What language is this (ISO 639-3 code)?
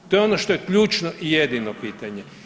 hrv